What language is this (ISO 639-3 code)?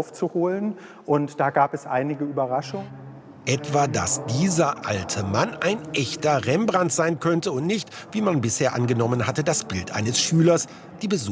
deu